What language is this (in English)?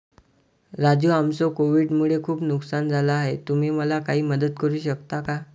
Marathi